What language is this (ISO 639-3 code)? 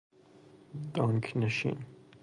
fas